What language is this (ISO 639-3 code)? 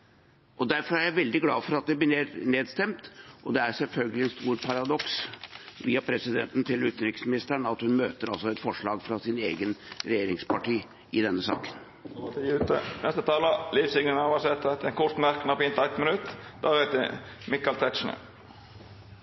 nor